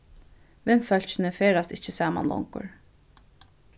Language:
Faroese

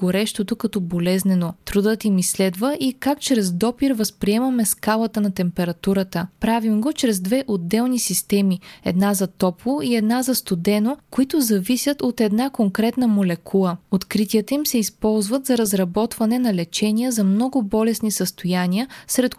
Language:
Bulgarian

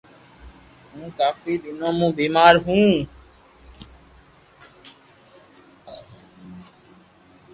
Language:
Loarki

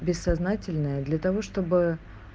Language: Russian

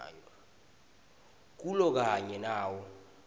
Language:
Swati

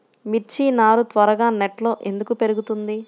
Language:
Telugu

